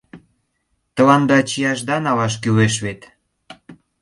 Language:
Mari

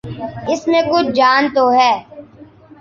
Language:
Urdu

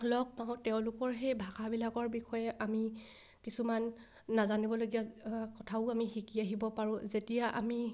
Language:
Assamese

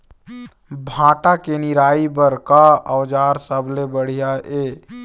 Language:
Chhattisgarhi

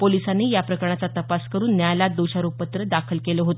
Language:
Marathi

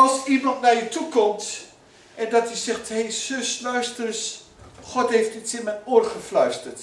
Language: Dutch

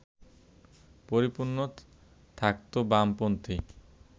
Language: Bangla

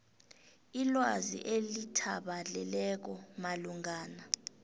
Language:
South Ndebele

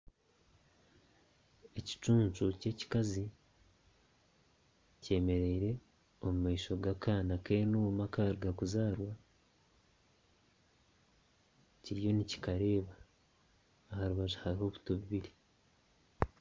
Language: Nyankole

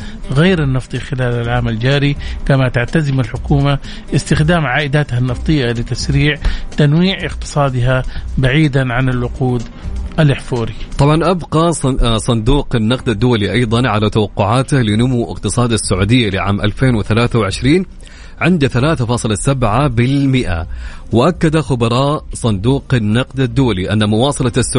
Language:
Arabic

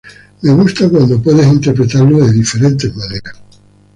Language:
Spanish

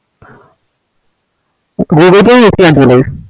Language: Malayalam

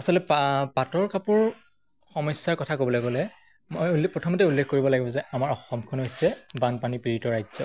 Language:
Assamese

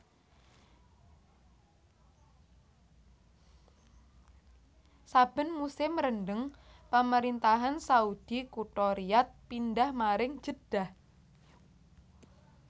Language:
Javanese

